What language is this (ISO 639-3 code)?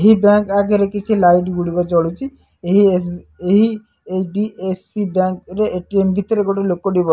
ori